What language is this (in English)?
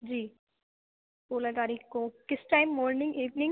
Urdu